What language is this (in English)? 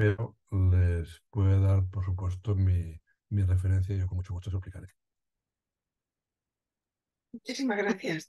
Spanish